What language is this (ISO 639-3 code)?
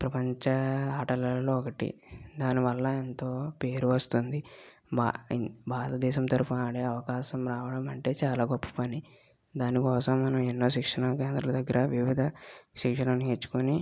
tel